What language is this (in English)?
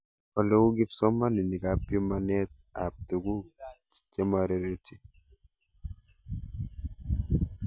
Kalenjin